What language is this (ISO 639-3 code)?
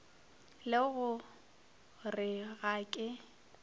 nso